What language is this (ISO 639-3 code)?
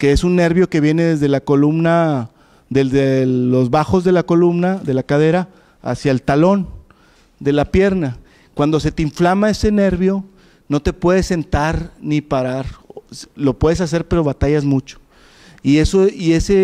spa